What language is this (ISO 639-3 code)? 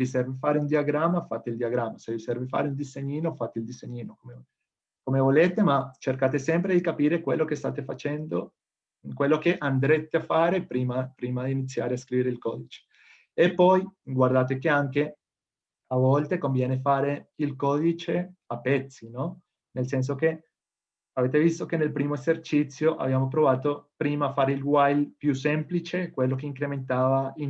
ita